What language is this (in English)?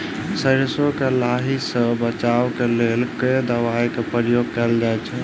Maithili